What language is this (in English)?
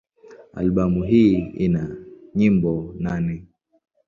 Swahili